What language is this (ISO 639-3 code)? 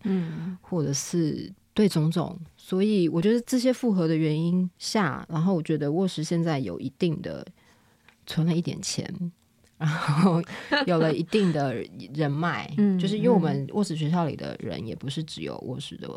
zho